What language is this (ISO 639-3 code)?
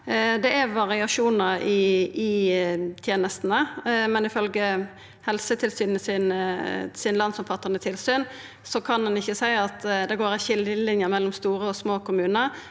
nor